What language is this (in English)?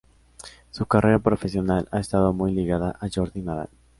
Spanish